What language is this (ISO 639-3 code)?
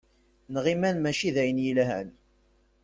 kab